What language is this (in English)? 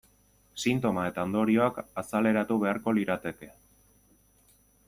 Basque